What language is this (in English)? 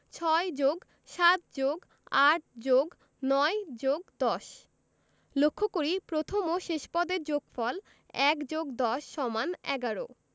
Bangla